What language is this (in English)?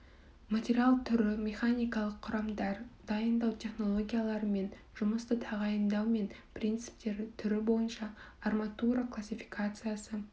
Kazakh